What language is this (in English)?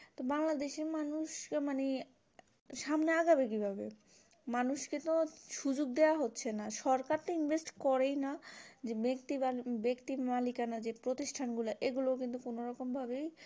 Bangla